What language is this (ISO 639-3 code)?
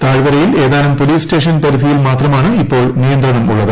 mal